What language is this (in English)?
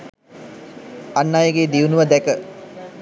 Sinhala